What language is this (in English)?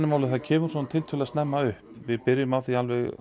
Icelandic